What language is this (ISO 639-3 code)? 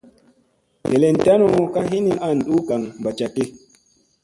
mse